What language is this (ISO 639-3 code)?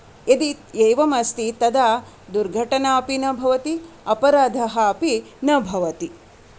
san